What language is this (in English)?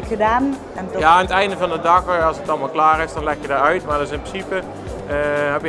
Dutch